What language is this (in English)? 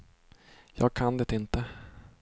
Swedish